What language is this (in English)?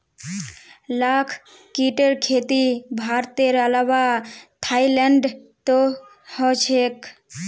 Magahi